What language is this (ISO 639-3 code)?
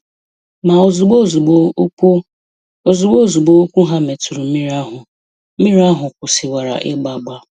ibo